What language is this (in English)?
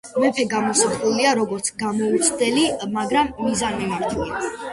Georgian